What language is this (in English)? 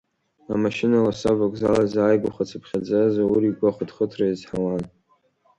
Abkhazian